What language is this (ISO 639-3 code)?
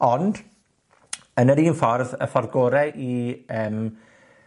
cym